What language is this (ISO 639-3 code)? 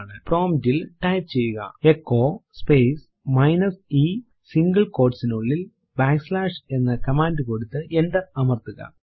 mal